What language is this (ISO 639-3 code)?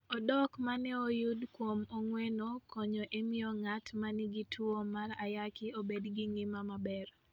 luo